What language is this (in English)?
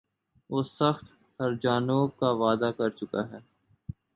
Urdu